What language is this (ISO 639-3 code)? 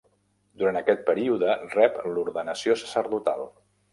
cat